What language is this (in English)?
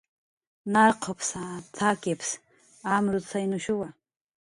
Jaqaru